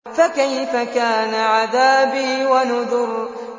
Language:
Arabic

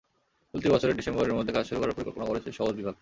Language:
Bangla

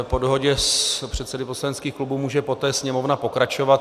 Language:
Czech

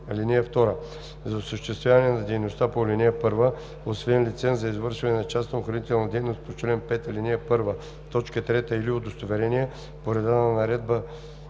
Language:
Bulgarian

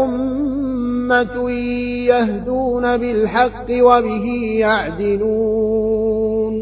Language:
Arabic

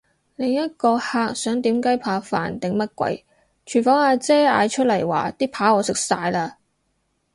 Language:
Cantonese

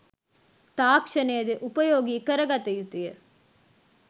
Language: Sinhala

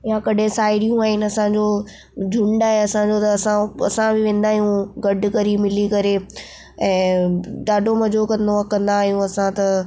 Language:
Sindhi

